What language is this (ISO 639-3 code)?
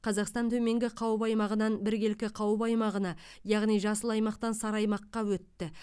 kaz